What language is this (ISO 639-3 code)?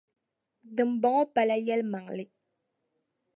dag